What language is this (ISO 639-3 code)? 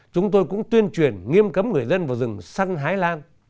vie